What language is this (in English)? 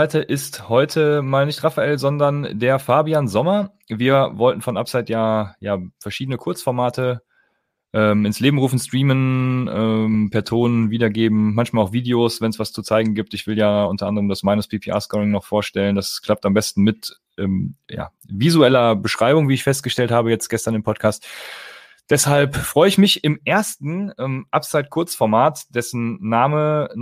German